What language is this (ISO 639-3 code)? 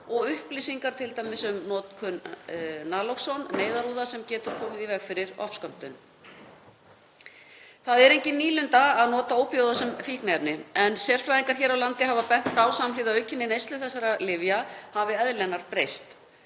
isl